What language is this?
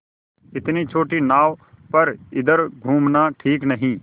Hindi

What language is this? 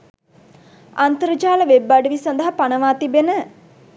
Sinhala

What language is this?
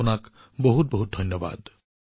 Assamese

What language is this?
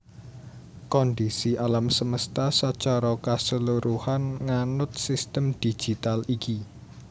Javanese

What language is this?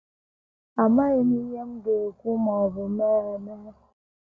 Igbo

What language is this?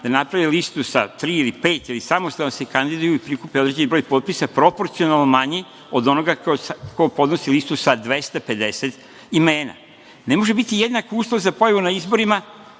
Serbian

